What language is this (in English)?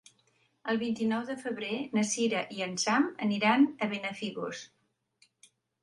Catalan